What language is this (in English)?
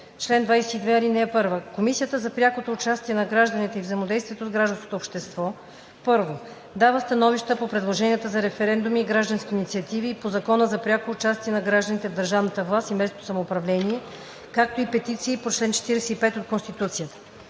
Bulgarian